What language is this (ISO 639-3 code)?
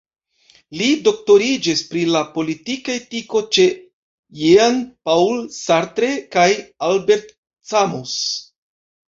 epo